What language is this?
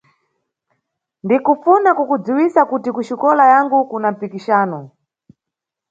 Nyungwe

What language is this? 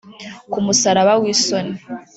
Kinyarwanda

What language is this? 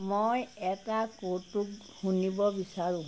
Assamese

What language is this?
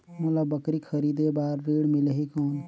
Chhattisgarhi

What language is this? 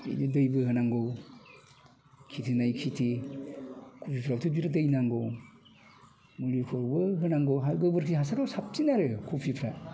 Bodo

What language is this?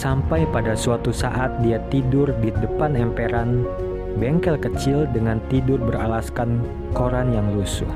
Indonesian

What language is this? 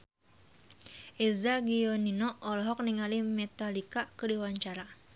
Sundanese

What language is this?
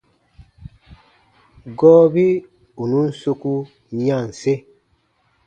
Baatonum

